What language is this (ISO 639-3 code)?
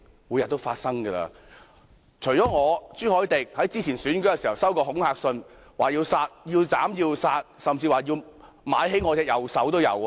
yue